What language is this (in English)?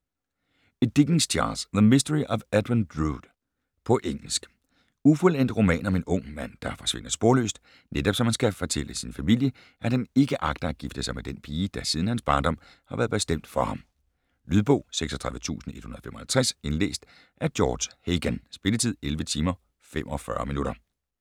Danish